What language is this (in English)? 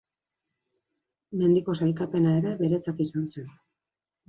Basque